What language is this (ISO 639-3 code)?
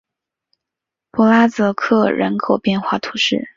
zho